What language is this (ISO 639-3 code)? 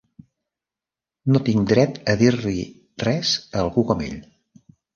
cat